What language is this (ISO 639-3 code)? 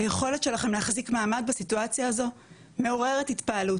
heb